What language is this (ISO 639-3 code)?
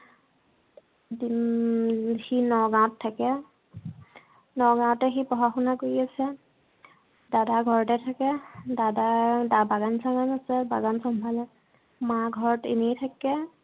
asm